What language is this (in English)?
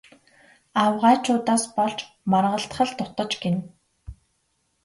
Mongolian